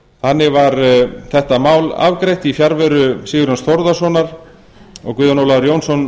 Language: Icelandic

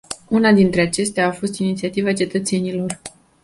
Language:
Romanian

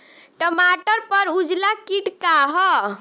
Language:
Bhojpuri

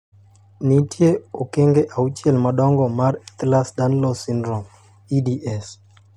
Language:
Luo (Kenya and Tanzania)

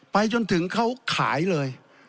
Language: Thai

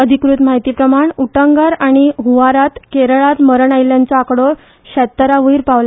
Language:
Konkani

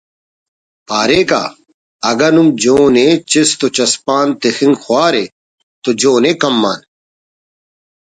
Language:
Brahui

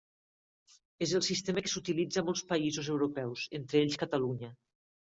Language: Catalan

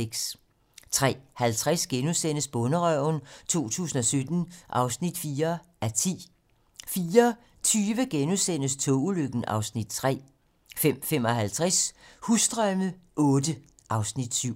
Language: Danish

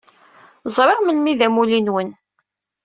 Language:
Kabyle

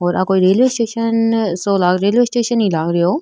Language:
Rajasthani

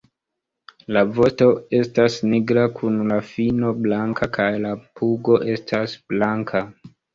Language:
Esperanto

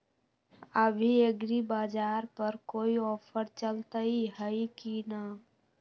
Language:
Magahi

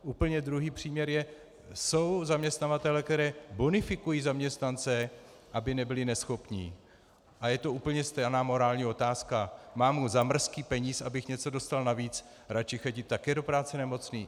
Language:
Czech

